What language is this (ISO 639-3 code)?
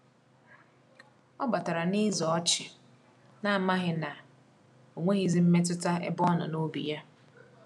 ibo